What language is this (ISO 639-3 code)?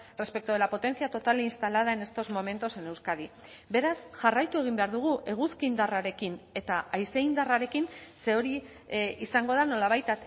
eus